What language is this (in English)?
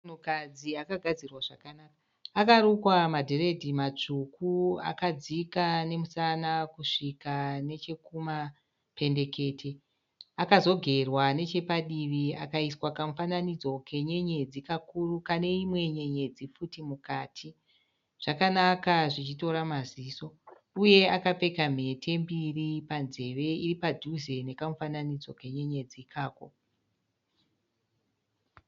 Shona